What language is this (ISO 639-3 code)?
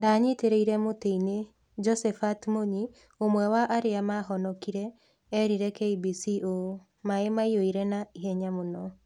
kik